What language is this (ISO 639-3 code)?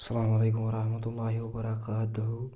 kas